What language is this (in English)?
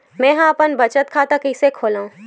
Chhattisgarhi